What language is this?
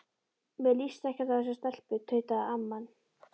Icelandic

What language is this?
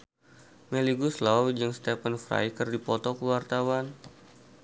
Sundanese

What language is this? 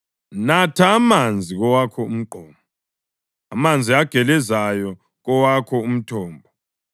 North Ndebele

